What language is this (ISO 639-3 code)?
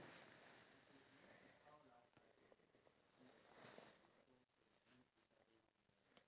eng